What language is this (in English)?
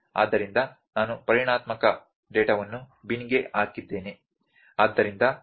Kannada